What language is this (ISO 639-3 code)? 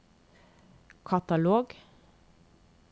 nor